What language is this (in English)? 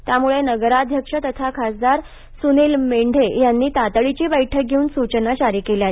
Marathi